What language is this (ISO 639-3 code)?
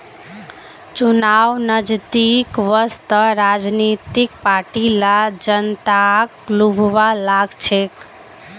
mag